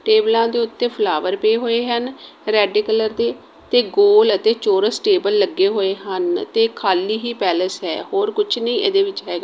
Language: Punjabi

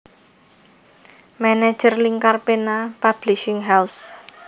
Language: Javanese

